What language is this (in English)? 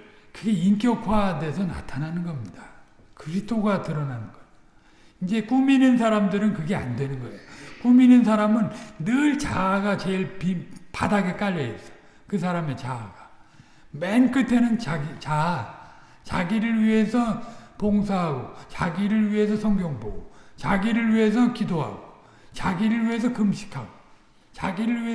Korean